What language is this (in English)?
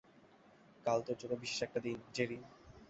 Bangla